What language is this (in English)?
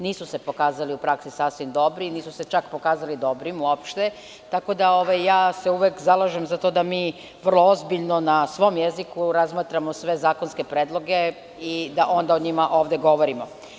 Serbian